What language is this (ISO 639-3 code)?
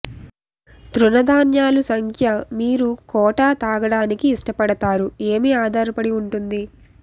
tel